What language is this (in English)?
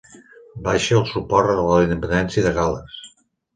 Catalan